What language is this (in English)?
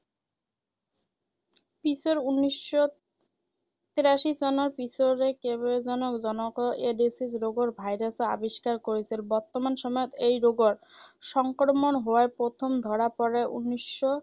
Assamese